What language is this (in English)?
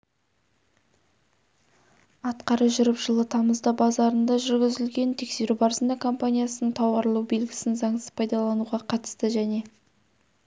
Kazakh